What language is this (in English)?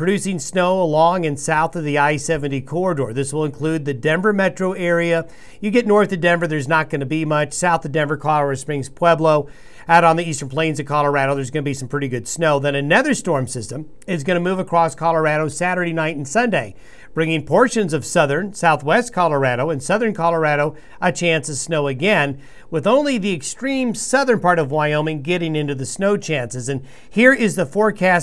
English